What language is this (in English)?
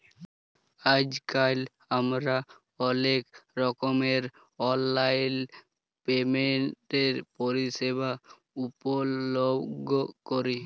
Bangla